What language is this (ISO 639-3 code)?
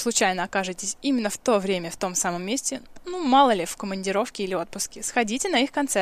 rus